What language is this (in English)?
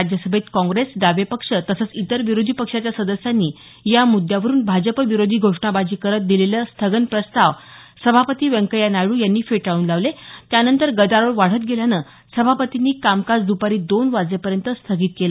Marathi